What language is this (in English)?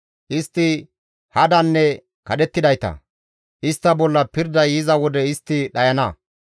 Gamo